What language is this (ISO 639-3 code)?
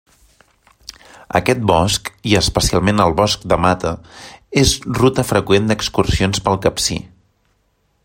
cat